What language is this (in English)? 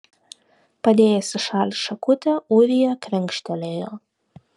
Lithuanian